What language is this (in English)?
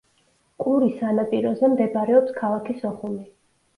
Georgian